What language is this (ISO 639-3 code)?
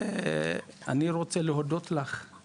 heb